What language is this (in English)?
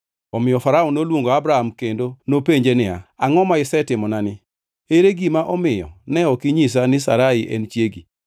Luo (Kenya and Tanzania)